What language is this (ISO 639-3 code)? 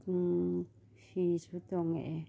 mni